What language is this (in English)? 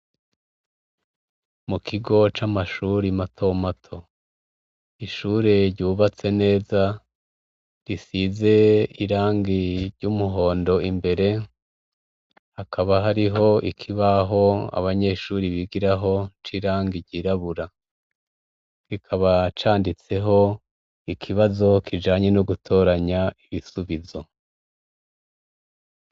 Rundi